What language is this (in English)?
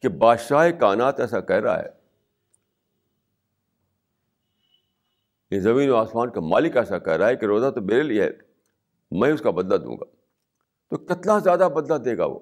Urdu